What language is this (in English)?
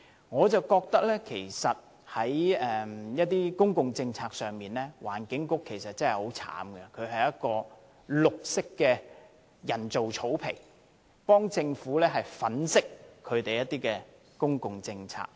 Cantonese